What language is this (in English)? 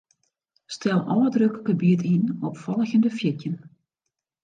Western Frisian